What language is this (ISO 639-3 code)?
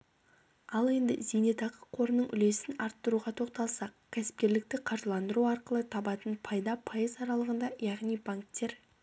kaz